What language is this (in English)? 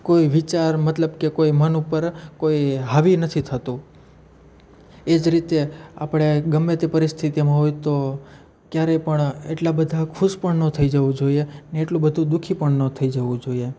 Gujarati